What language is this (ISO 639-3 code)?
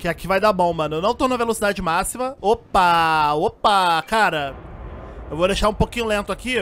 por